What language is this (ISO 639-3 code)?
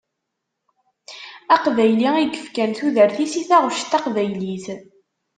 kab